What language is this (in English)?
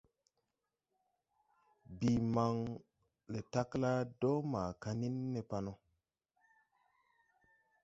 Tupuri